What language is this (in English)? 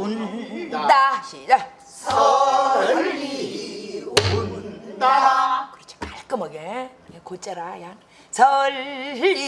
Korean